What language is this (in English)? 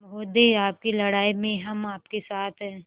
Hindi